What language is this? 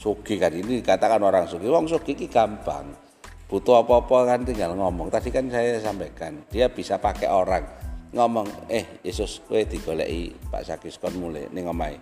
Indonesian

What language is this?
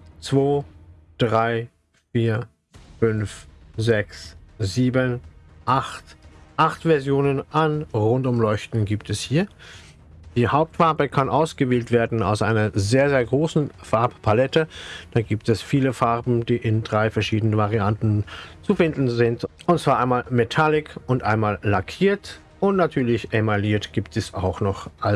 German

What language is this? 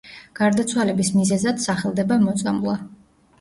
Georgian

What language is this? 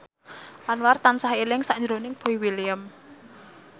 Javanese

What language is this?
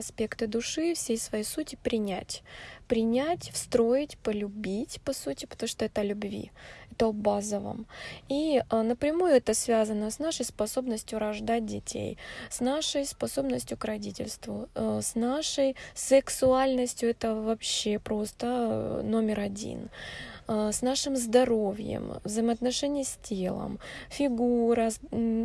Russian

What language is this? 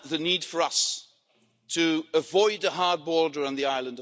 English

